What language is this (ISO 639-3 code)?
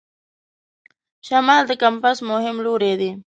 pus